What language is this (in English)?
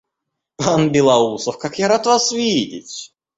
Russian